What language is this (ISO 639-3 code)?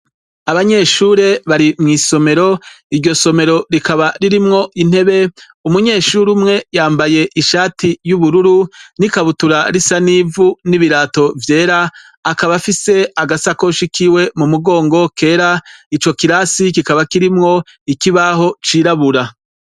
run